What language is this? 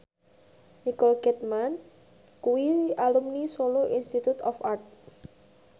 Javanese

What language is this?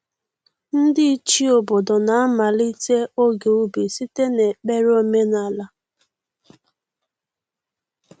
Igbo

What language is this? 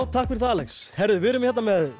Icelandic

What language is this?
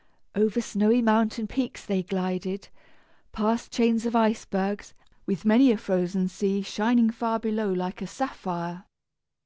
English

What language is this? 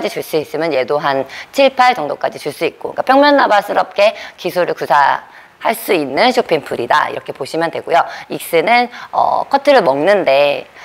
Korean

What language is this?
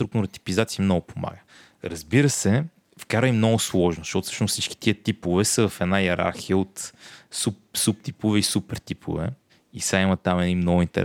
Bulgarian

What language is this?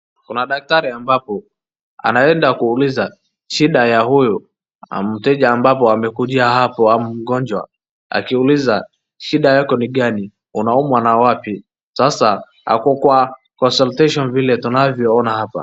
Swahili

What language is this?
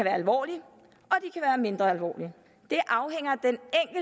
Danish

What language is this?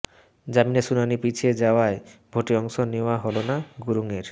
Bangla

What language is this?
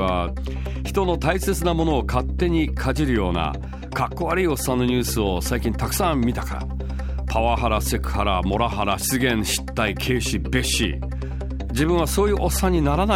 Japanese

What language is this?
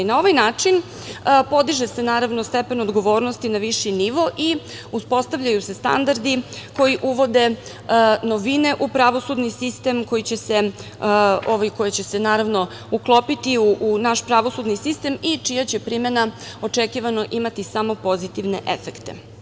Serbian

